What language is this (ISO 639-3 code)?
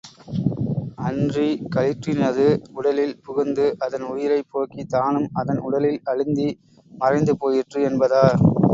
tam